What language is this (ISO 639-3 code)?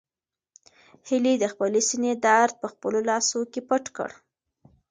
pus